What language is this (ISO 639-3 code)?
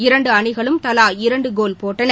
tam